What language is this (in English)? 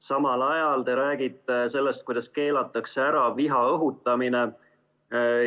Estonian